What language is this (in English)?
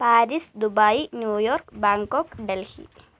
Malayalam